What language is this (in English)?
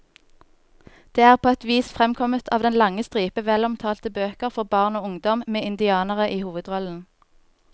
Norwegian